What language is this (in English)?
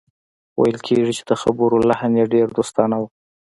Pashto